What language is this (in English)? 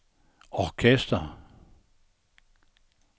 Danish